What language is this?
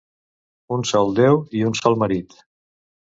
Catalan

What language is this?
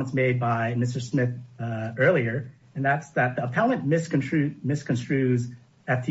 English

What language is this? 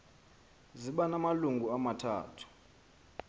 Xhosa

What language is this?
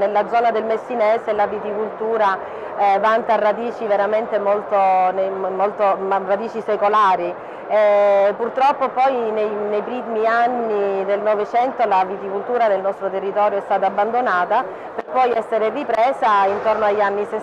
Italian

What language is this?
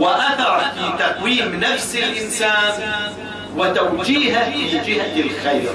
Arabic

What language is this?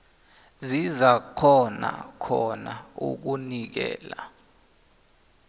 South Ndebele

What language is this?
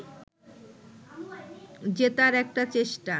Bangla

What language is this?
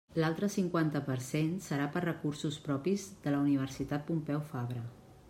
Catalan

